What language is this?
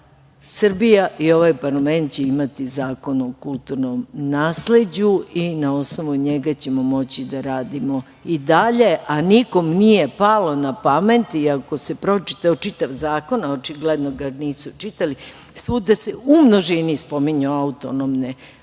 Serbian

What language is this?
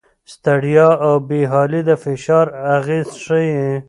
Pashto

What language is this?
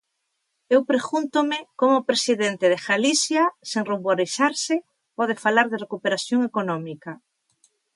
Galician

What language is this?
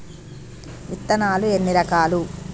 Telugu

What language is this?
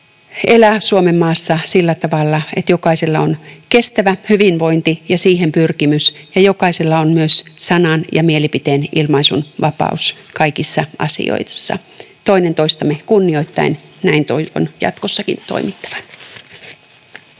Finnish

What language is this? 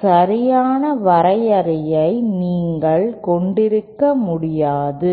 Tamil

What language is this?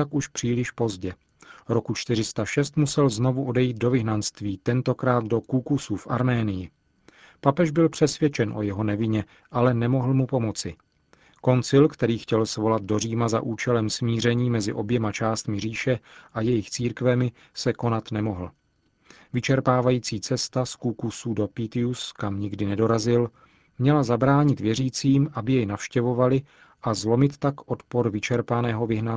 Czech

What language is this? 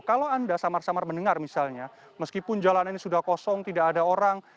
Indonesian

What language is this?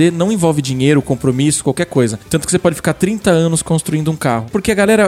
Portuguese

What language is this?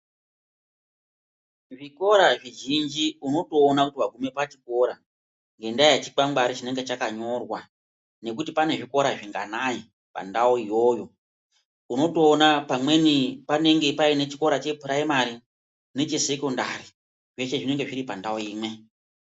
Ndau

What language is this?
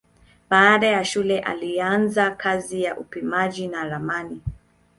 Swahili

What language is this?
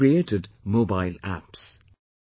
English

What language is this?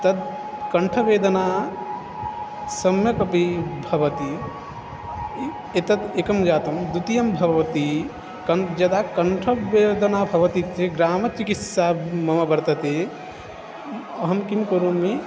Sanskrit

